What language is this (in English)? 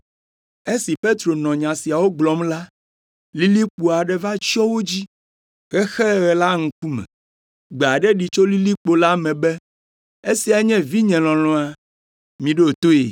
Ewe